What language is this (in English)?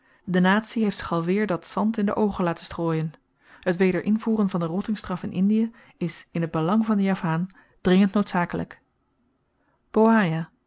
Dutch